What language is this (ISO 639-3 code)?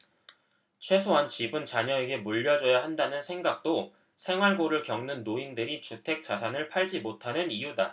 kor